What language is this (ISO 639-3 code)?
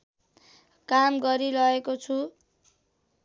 nep